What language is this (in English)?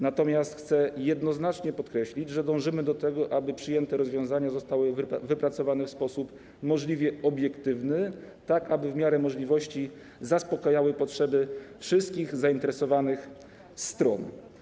Polish